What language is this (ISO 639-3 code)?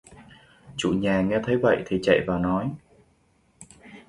vie